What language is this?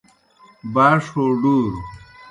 Kohistani Shina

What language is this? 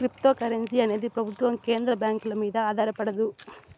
Telugu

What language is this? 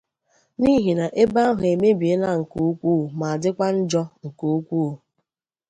Igbo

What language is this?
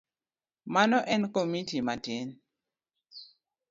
Luo (Kenya and Tanzania)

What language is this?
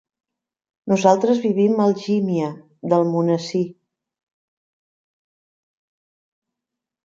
Catalan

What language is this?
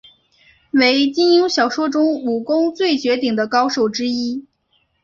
Chinese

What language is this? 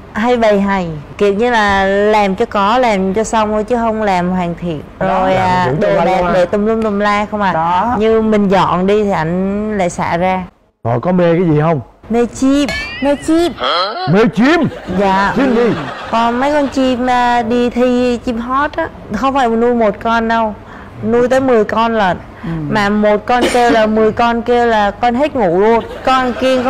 Vietnamese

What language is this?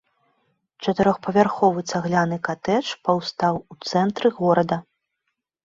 Belarusian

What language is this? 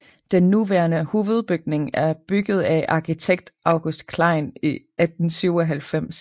Danish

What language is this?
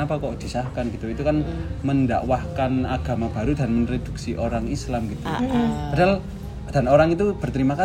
Indonesian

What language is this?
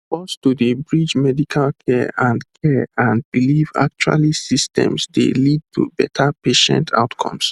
Nigerian Pidgin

